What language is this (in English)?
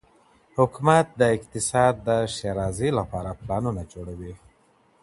Pashto